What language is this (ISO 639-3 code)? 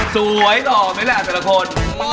tha